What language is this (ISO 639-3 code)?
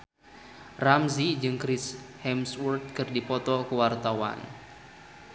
sun